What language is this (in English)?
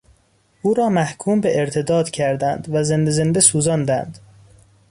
Persian